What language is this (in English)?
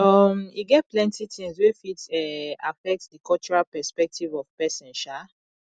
Nigerian Pidgin